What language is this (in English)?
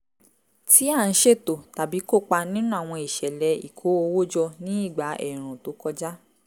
Yoruba